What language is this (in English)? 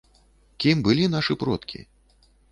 Belarusian